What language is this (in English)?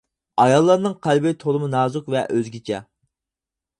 Uyghur